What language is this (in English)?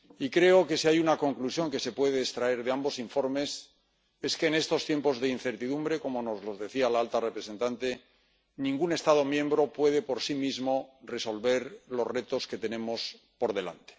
Spanish